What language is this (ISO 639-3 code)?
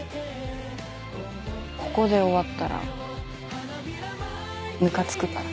jpn